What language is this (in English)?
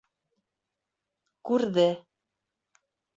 Bashkir